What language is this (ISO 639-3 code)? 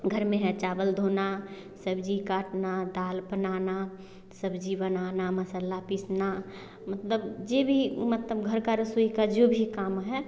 hin